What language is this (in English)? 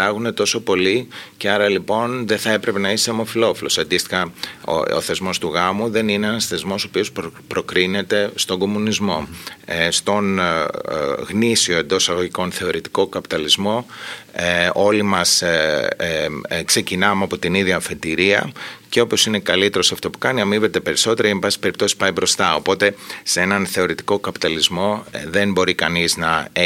Greek